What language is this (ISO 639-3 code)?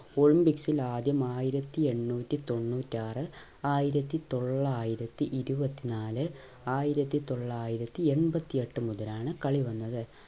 mal